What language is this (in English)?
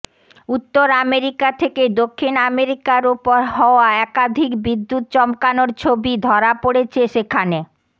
Bangla